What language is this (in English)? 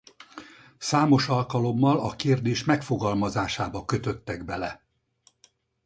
Hungarian